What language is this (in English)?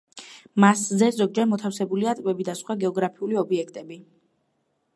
Georgian